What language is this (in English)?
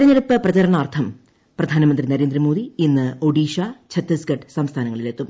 Malayalam